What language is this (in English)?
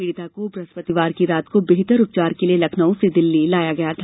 Hindi